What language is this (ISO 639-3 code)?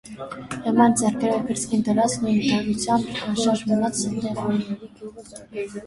hye